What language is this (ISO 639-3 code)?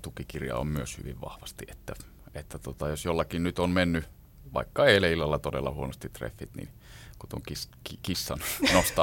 fin